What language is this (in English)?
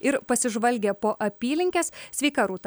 Lithuanian